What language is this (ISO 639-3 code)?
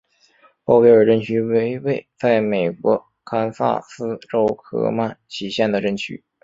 zho